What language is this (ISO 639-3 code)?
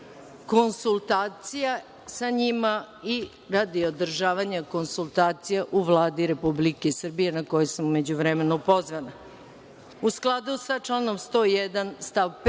srp